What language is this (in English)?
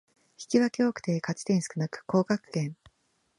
Japanese